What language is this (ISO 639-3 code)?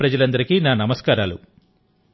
tel